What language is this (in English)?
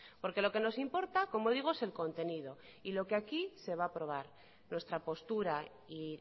Spanish